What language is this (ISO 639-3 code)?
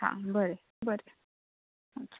kok